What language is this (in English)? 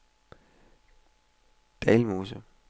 Danish